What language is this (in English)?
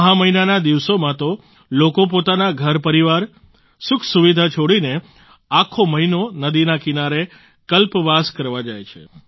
Gujarati